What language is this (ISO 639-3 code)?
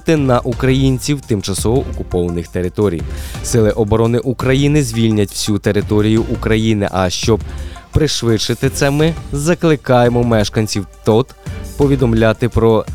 ukr